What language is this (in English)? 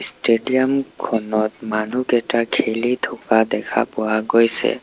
Assamese